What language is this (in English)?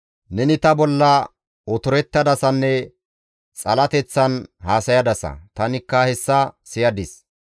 Gamo